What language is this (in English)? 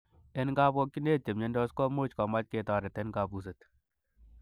Kalenjin